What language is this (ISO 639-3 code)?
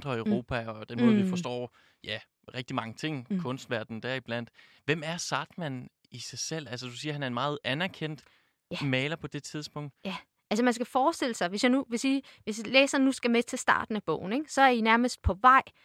dan